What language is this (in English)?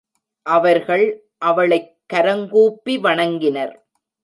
Tamil